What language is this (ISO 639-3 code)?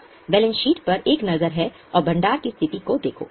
hin